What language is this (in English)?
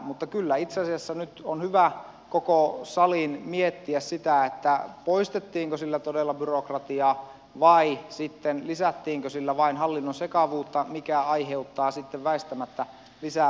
Finnish